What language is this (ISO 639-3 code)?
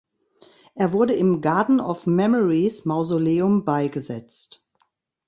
deu